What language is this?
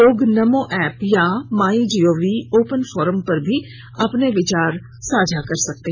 Hindi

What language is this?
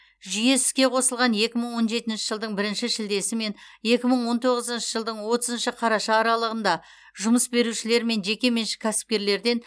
Kazakh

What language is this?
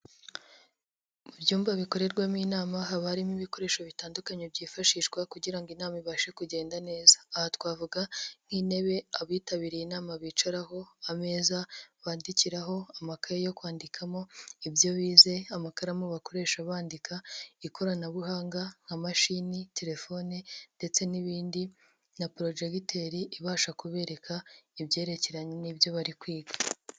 Kinyarwanda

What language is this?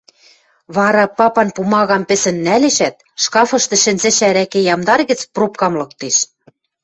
Western Mari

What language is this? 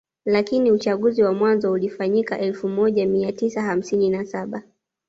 Swahili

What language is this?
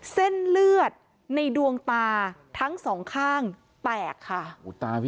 Thai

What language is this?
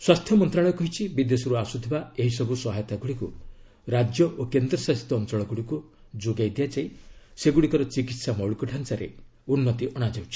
Odia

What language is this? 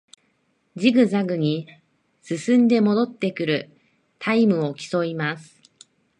Japanese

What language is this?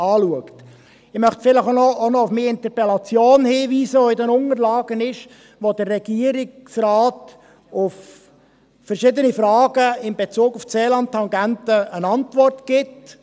Swiss German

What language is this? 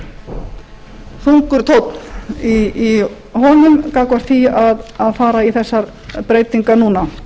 Icelandic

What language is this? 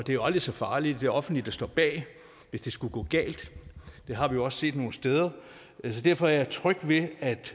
Danish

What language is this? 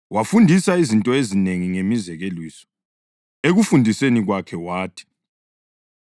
North Ndebele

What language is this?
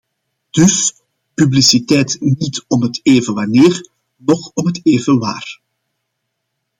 Dutch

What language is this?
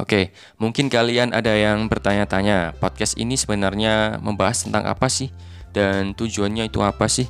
Indonesian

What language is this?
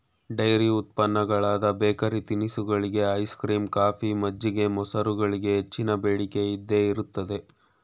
Kannada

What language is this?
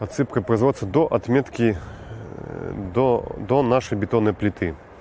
Russian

